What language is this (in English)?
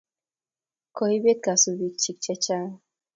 Kalenjin